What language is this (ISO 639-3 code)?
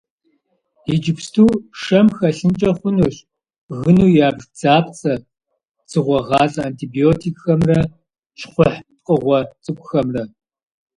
kbd